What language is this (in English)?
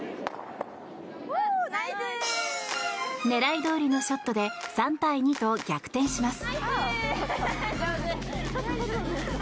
Japanese